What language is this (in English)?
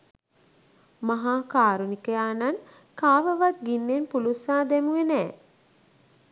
Sinhala